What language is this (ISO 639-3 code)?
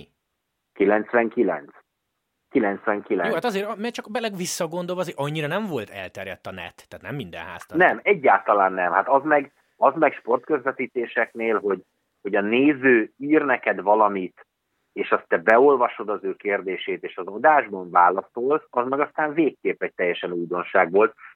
hun